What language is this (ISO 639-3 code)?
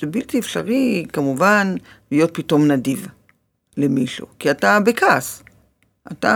heb